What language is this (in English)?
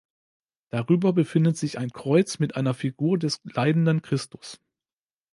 German